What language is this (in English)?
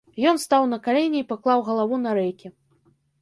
Belarusian